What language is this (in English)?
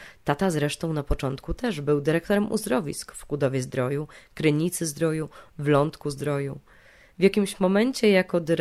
Polish